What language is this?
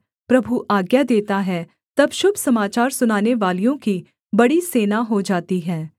Hindi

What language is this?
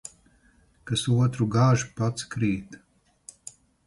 Latvian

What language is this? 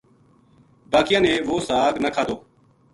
Gujari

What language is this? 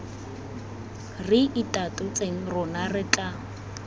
Tswana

